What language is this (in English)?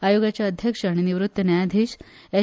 Konkani